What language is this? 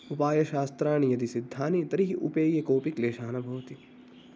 Sanskrit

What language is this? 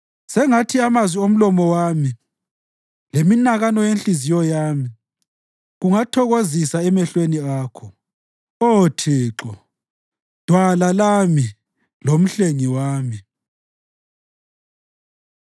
North Ndebele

